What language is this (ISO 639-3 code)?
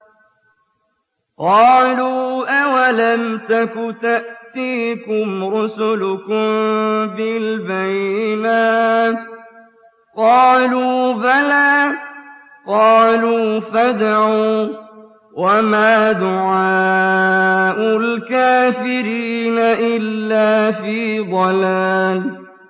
ara